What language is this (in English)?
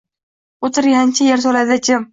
Uzbek